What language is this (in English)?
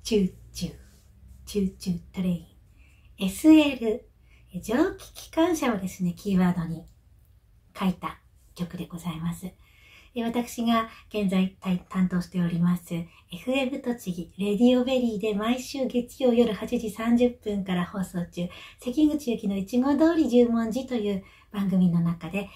Japanese